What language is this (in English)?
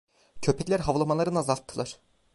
Turkish